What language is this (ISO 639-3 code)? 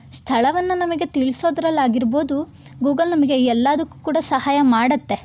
kan